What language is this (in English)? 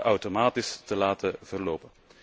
Dutch